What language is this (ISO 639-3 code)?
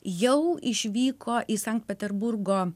lit